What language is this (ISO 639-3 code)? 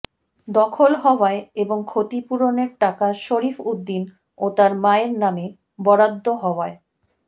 ben